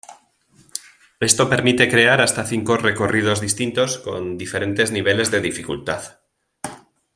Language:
Spanish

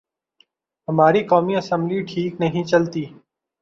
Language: Urdu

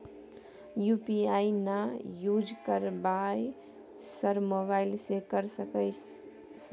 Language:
Maithili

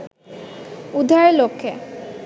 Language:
Bangla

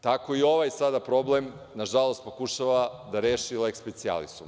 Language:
Serbian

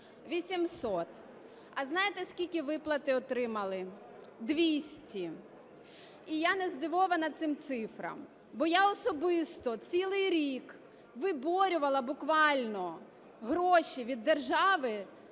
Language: Ukrainian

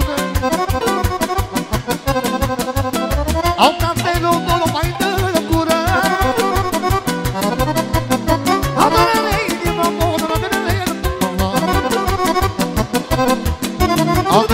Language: Romanian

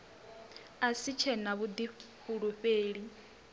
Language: Venda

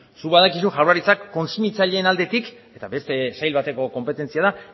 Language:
Basque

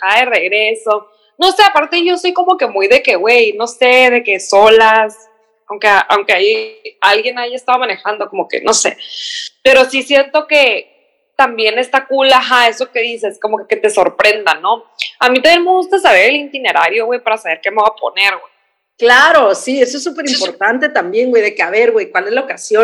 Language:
Spanish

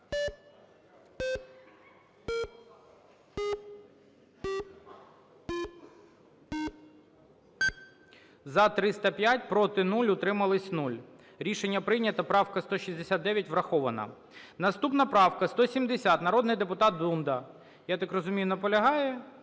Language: Ukrainian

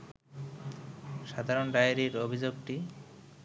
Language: Bangla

